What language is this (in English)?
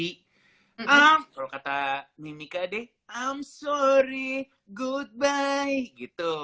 Indonesian